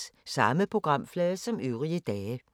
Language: Danish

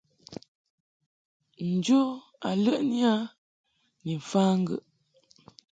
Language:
Mungaka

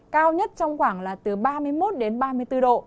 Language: Vietnamese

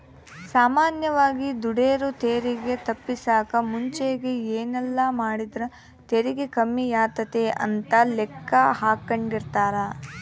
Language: Kannada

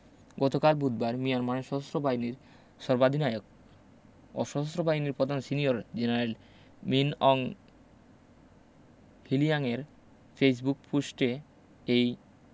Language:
Bangla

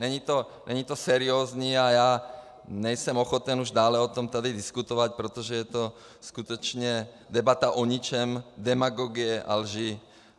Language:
Czech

